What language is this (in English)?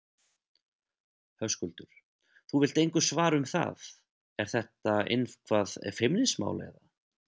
Icelandic